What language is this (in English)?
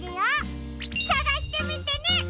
Japanese